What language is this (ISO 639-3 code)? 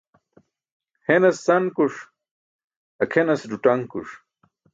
bsk